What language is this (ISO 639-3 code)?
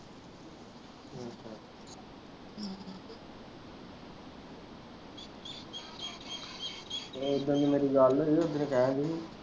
pan